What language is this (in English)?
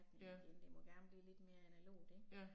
Danish